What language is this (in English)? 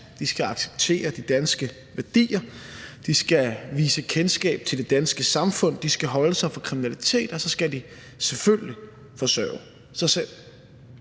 Danish